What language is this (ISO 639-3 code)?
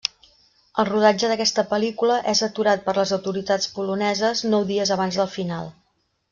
cat